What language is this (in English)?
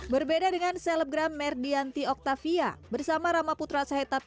Indonesian